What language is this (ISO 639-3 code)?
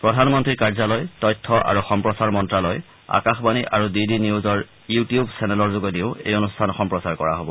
asm